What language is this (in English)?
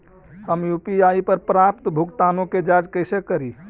Magahi